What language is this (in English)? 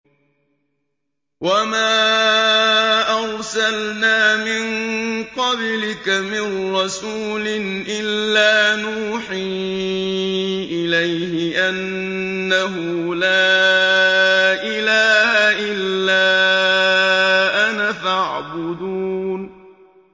Arabic